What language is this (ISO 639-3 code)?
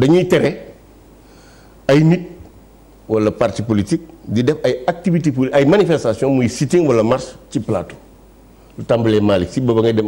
fra